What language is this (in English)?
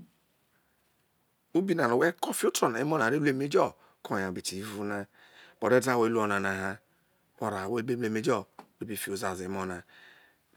Isoko